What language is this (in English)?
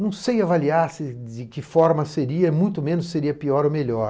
Portuguese